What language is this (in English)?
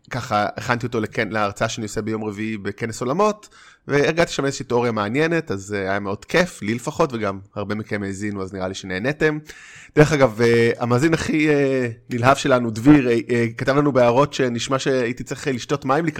Hebrew